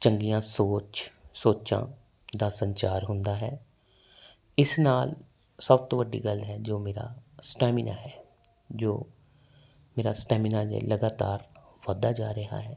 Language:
Punjabi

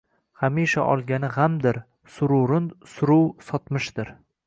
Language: Uzbek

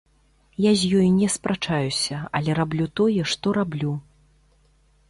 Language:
Belarusian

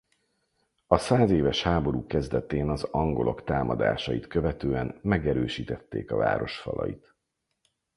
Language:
Hungarian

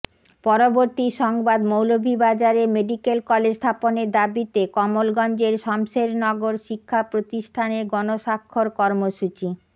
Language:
Bangla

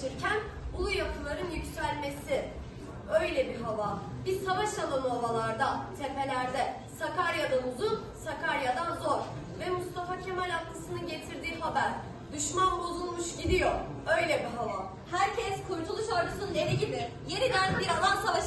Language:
Turkish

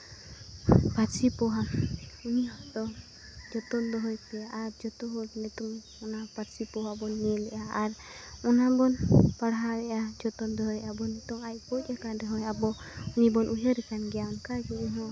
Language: Santali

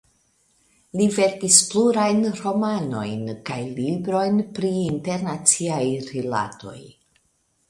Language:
Esperanto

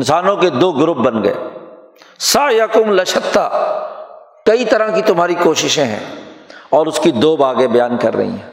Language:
Urdu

